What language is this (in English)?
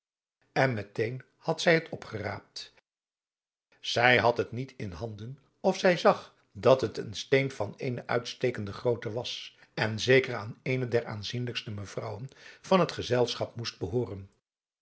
Dutch